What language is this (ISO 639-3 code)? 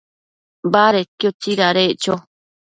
mcf